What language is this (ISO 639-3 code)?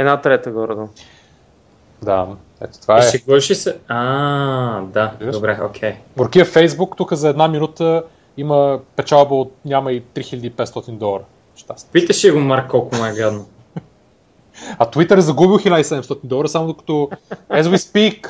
bul